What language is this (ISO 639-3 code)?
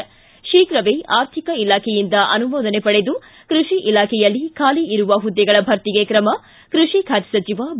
kan